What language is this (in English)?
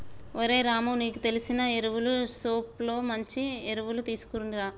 Telugu